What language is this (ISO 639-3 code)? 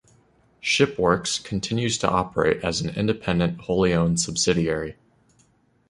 eng